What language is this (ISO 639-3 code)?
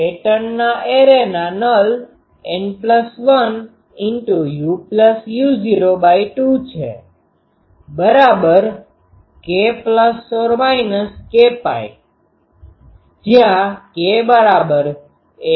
guj